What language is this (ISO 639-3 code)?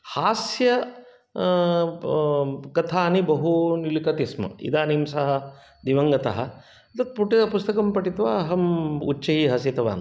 san